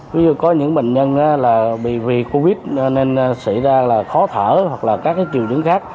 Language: Vietnamese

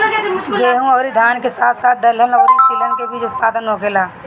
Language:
Bhojpuri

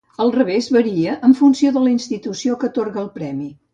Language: Catalan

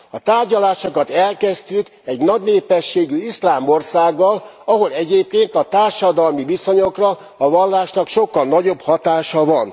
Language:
Hungarian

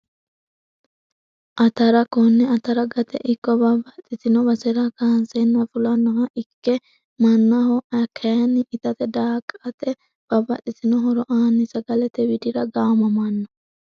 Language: Sidamo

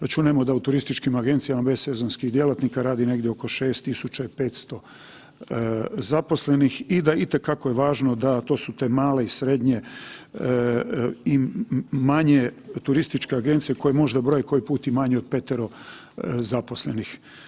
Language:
Croatian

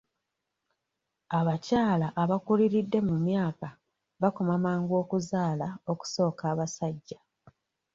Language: Ganda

